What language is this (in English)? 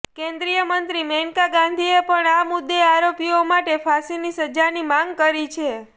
Gujarati